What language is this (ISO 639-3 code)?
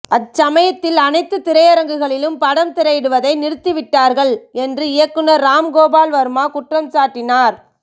tam